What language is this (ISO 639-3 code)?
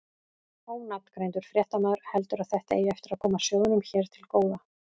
isl